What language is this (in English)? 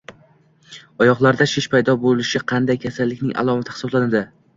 Uzbek